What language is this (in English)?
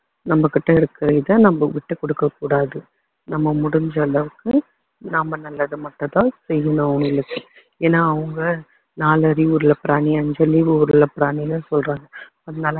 Tamil